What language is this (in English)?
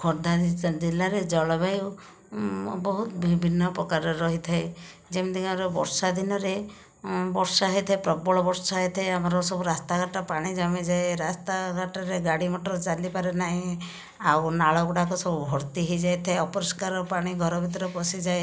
Odia